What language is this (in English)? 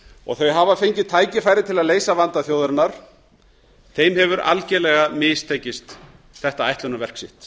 Icelandic